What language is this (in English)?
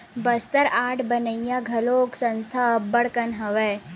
Chhattisgarhi